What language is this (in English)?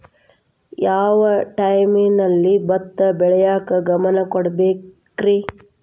Kannada